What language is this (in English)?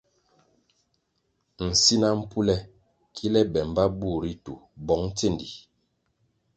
Kwasio